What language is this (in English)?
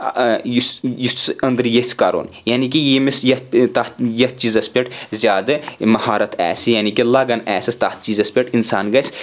Kashmiri